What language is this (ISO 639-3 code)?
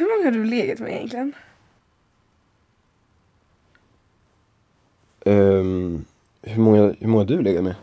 swe